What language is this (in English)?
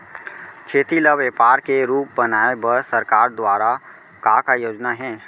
Chhattisgarhi